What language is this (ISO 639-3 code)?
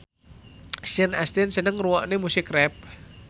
jav